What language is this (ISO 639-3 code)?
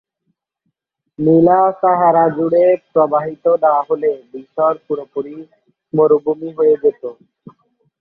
ben